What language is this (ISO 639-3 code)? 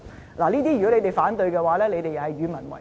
yue